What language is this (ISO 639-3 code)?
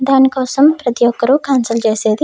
tel